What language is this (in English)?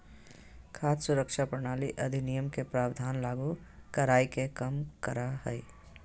Magahi